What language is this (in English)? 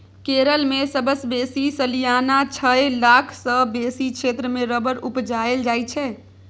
Maithili